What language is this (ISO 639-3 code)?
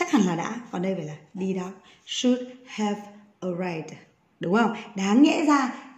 vie